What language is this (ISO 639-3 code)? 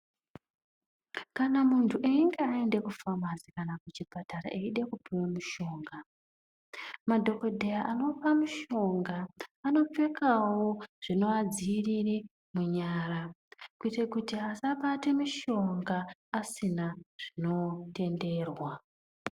ndc